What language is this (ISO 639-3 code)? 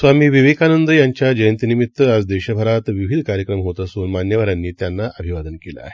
mar